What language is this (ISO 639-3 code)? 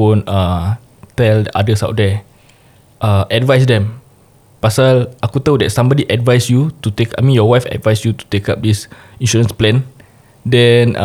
msa